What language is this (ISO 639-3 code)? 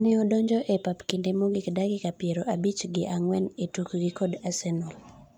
luo